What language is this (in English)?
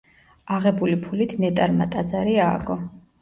Georgian